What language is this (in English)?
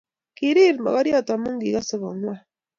Kalenjin